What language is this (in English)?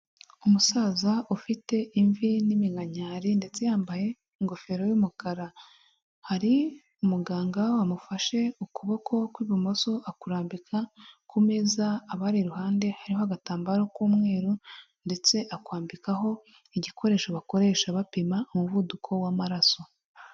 Kinyarwanda